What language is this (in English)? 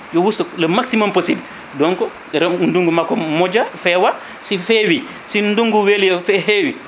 Fula